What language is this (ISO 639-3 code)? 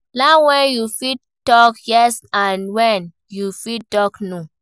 pcm